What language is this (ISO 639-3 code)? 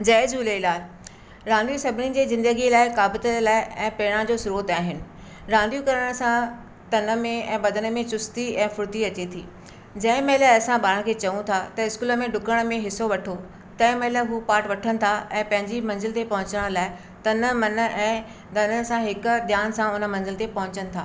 snd